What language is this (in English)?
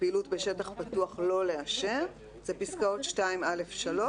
Hebrew